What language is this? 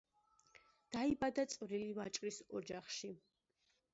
Georgian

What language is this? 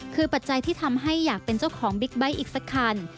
Thai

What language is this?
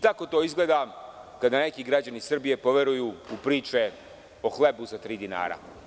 Serbian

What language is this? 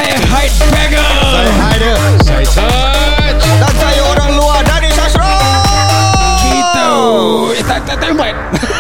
Malay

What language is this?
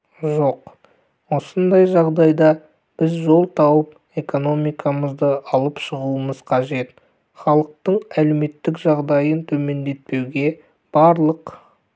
Kazakh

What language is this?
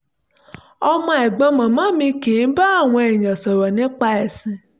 Yoruba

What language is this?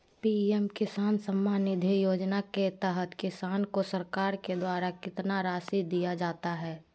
Magahi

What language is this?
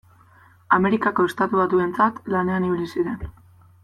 Basque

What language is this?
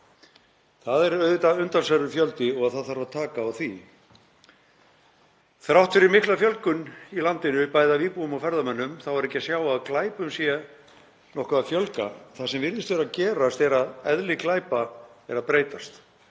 Icelandic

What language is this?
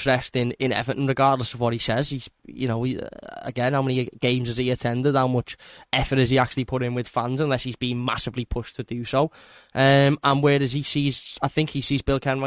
English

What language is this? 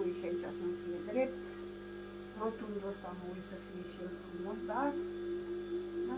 Romanian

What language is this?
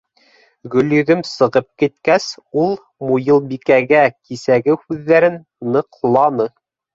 Bashkir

